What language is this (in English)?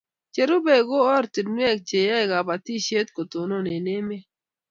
Kalenjin